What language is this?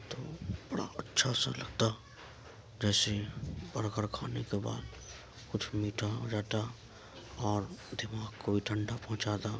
Urdu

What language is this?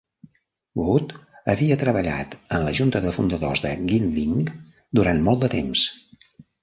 Catalan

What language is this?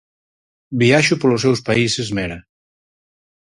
Galician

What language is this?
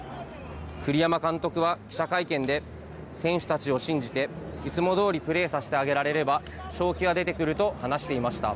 Japanese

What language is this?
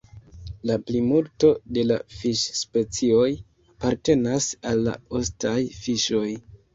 Esperanto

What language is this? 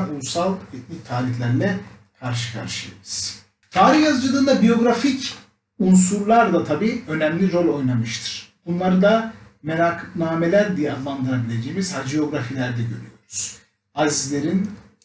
Turkish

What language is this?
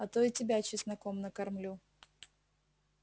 Russian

